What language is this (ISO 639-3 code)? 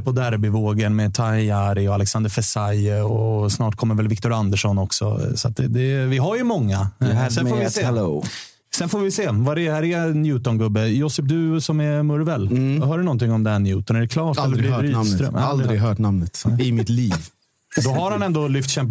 swe